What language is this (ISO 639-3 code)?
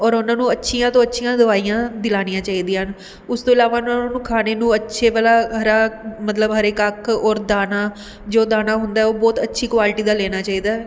pan